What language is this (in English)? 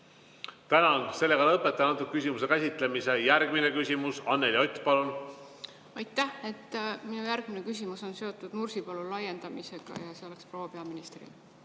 Estonian